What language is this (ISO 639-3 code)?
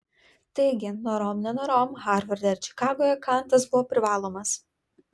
lit